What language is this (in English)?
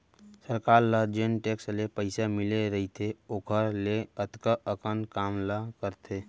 Chhattisgarhi